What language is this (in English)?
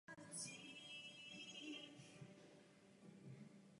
Czech